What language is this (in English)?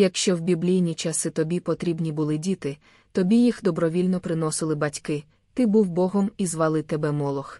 Ukrainian